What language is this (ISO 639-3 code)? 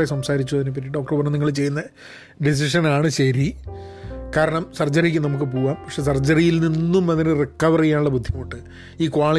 mal